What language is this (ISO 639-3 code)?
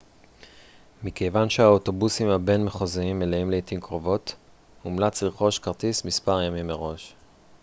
heb